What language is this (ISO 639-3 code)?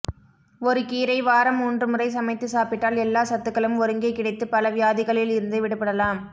tam